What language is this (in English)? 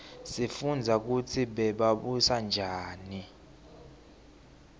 Swati